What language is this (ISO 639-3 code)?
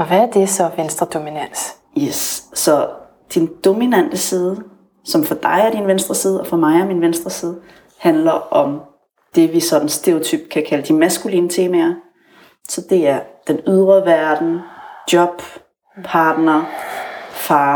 dan